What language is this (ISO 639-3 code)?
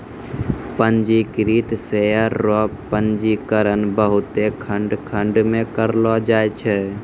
mai